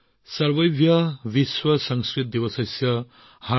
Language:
Assamese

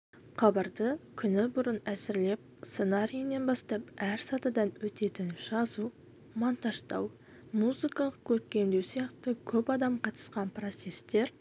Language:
Kazakh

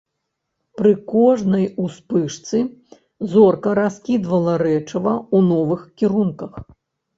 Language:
Belarusian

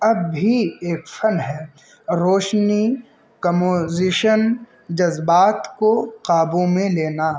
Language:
Urdu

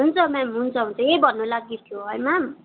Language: Nepali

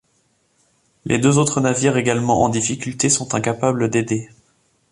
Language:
French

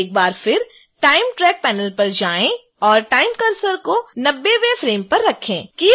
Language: Hindi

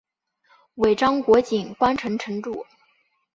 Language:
Chinese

